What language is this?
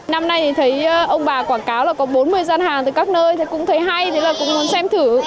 Vietnamese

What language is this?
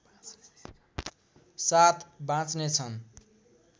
Nepali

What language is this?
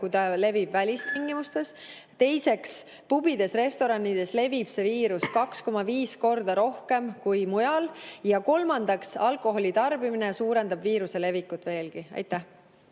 Estonian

